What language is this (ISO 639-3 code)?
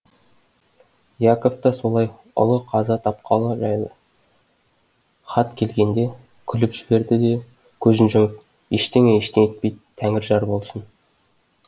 kaz